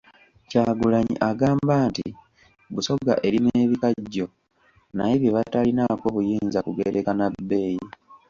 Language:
Ganda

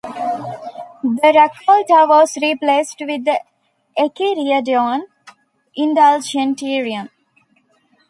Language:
English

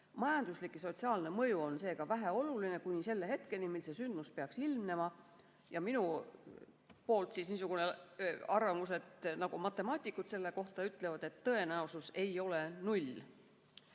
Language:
Estonian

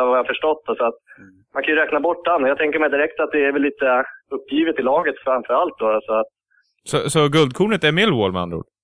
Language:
Swedish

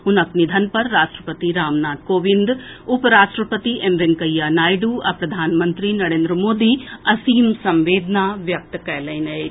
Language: Maithili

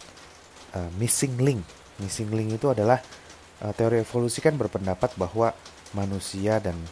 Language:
Indonesian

